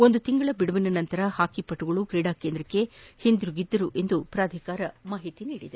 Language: Kannada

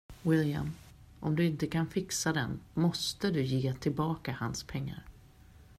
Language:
Swedish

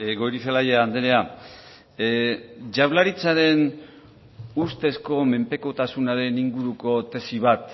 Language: Basque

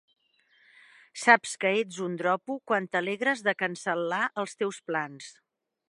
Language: Catalan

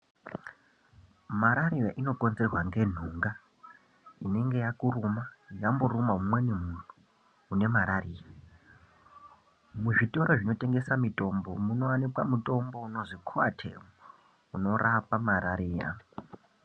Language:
Ndau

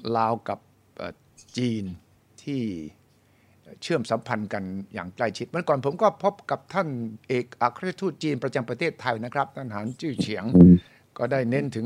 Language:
Thai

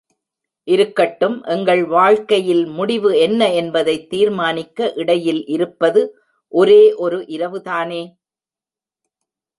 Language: Tamil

